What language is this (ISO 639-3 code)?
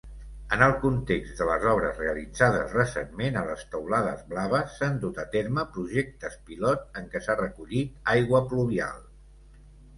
cat